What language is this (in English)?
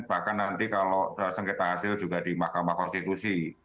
Indonesian